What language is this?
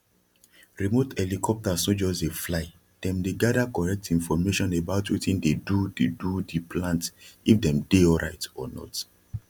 Nigerian Pidgin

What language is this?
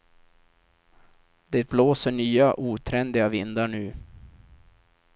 Swedish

